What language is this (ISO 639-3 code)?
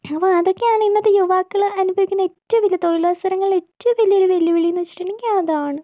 mal